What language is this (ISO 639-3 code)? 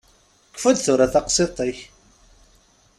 kab